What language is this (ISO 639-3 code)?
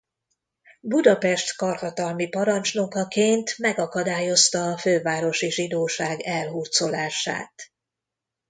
hun